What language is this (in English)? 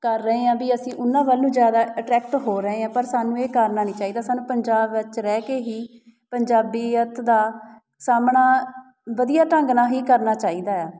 Punjabi